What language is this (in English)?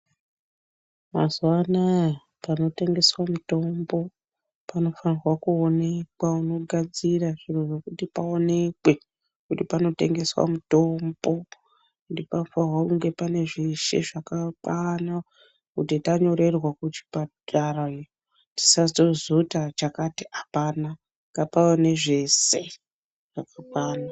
Ndau